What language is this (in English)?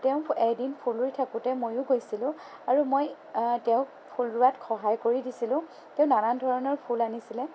Assamese